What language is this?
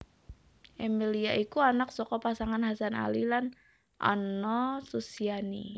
Javanese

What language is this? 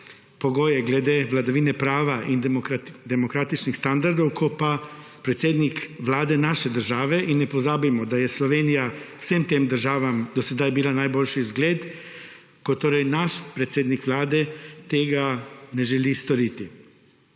Slovenian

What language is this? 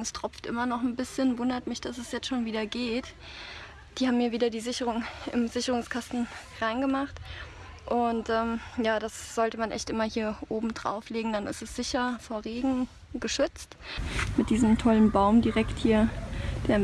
German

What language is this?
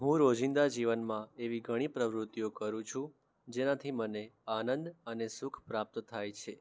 Gujarati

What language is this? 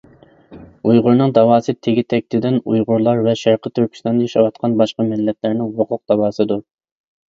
Uyghur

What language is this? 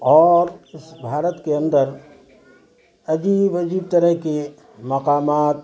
Urdu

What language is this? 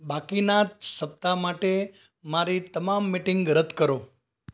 Gujarati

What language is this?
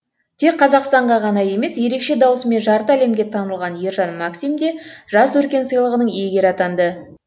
Kazakh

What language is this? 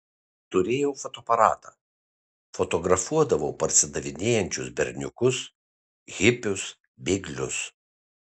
Lithuanian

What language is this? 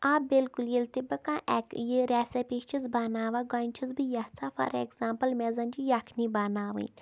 Kashmiri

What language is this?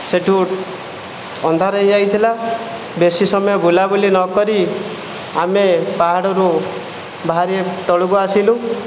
Odia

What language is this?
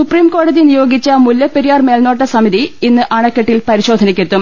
Malayalam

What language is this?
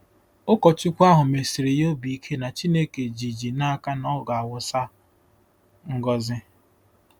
Igbo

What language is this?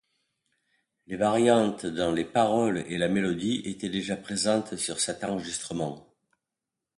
French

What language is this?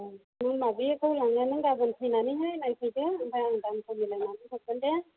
Bodo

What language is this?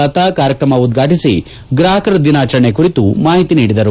Kannada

